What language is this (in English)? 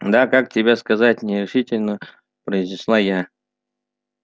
Russian